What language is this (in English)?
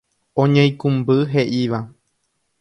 Guarani